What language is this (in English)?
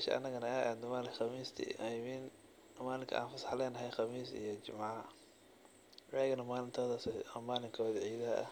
Somali